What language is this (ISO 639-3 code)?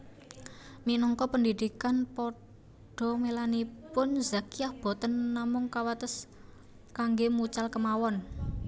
jav